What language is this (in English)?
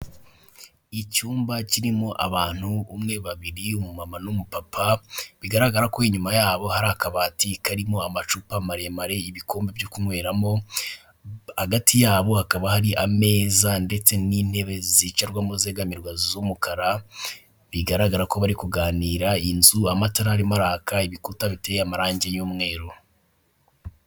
Kinyarwanda